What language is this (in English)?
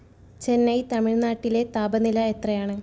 Malayalam